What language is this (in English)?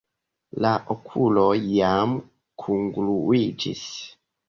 Esperanto